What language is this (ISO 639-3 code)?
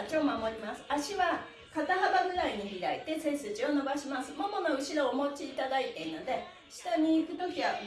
jpn